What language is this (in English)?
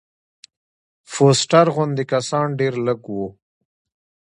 Pashto